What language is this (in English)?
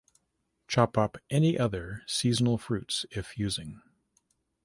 English